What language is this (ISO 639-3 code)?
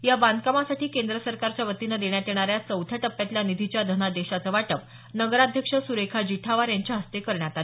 mar